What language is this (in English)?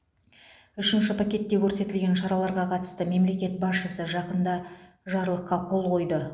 Kazakh